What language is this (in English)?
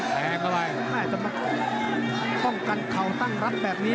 Thai